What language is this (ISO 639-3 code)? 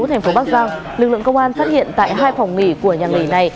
vie